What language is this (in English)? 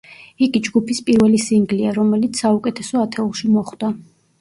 Georgian